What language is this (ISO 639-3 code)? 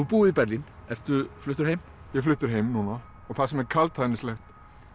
isl